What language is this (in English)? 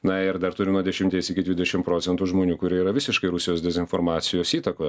Lithuanian